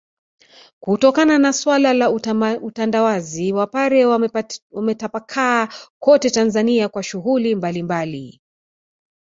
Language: Swahili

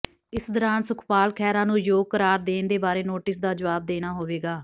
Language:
Punjabi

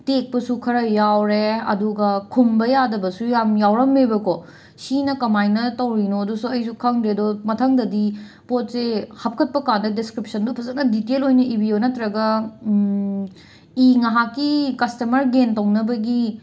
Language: Manipuri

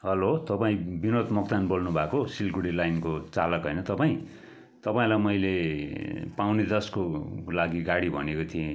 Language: Nepali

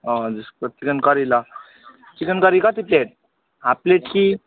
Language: Nepali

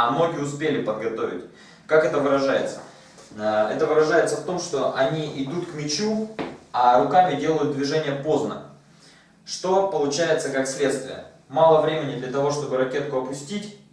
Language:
Russian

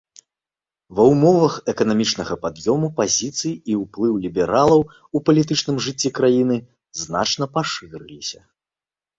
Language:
Belarusian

